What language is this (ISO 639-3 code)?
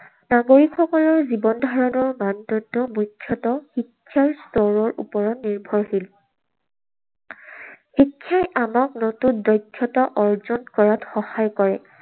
asm